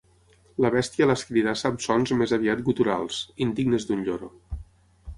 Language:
Catalan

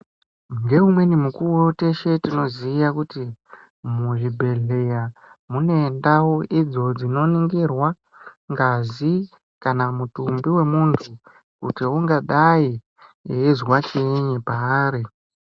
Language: Ndau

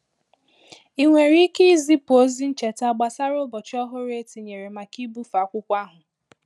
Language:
Igbo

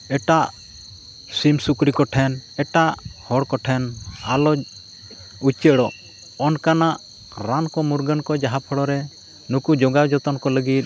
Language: Santali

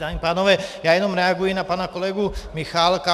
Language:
Czech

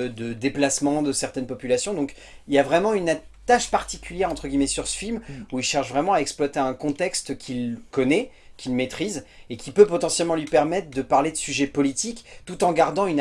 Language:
French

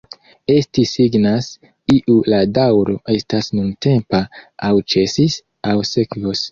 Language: Esperanto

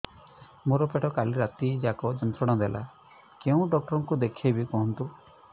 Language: Odia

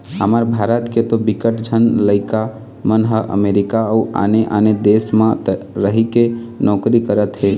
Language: Chhattisgarhi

